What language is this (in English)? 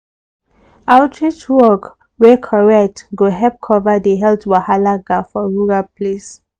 Nigerian Pidgin